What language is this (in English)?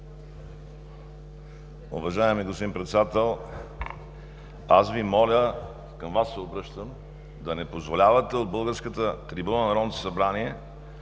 Bulgarian